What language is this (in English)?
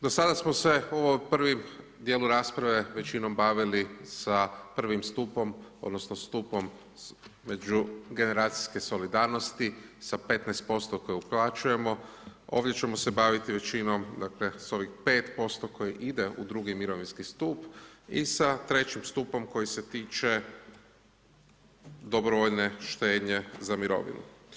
Croatian